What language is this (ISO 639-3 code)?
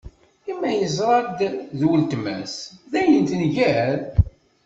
kab